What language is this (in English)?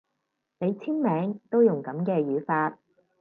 Cantonese